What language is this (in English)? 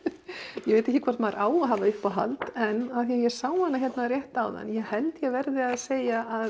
Icelandic